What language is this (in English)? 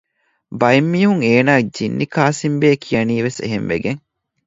Divehi